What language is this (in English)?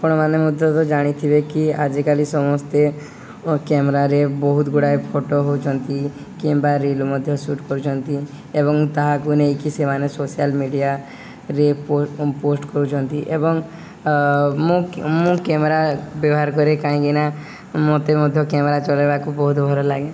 Odia